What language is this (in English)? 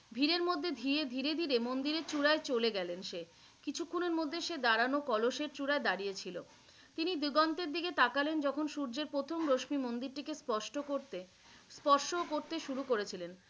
Bangla